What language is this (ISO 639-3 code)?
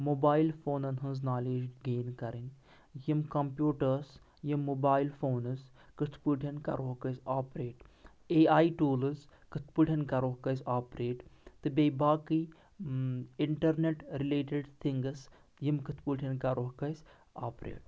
kas